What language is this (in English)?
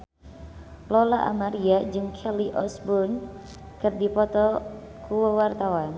Sundanese